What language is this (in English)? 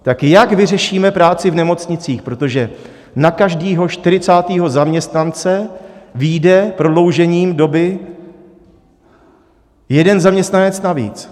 Czech